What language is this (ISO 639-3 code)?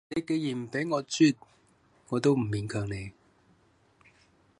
yue